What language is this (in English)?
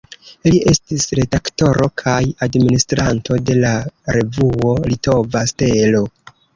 Esperanto